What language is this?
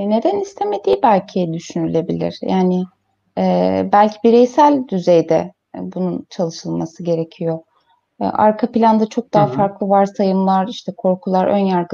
Turkish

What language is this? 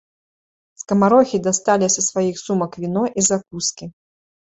Belarusian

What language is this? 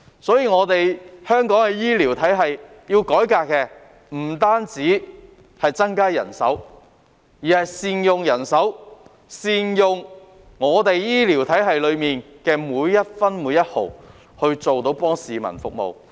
Cantonese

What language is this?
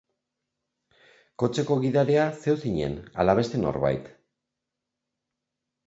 Basque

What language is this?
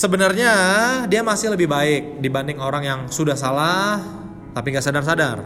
Indonesian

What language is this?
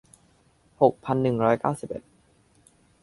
Thai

